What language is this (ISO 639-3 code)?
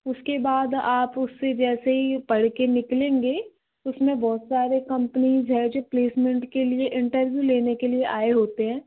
hin